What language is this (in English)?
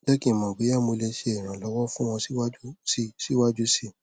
Yoruba